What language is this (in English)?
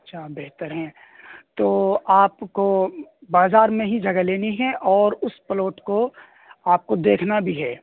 Urdu